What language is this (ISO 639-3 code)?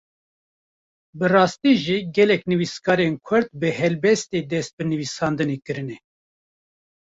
kur